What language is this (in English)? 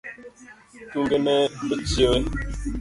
Luo (Kenya and Tanzania)